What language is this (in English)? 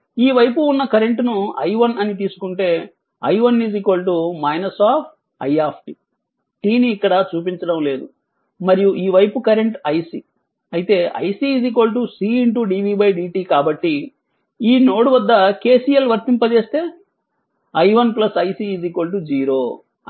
Telugu